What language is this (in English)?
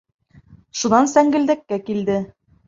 Bashkir